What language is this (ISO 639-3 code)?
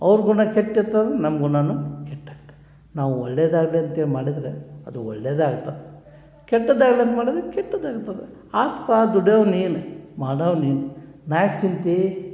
kan